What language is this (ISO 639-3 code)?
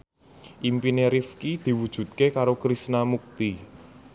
jav